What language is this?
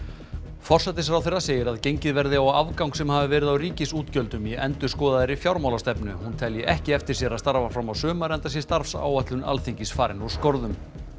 Icelandic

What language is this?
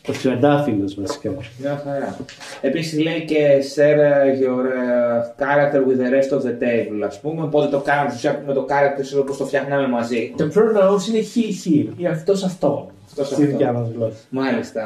Greek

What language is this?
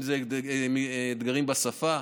Hebrew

